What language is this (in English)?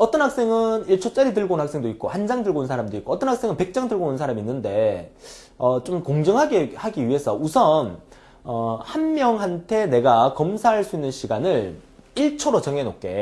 Korean